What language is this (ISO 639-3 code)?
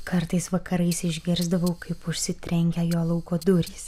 lit